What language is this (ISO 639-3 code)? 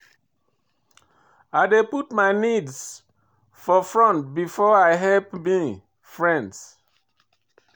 pcm